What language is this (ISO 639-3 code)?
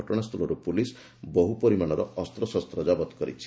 ori